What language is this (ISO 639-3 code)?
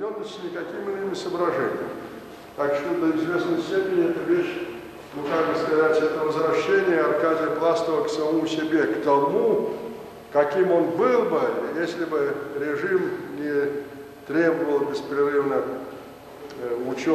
rus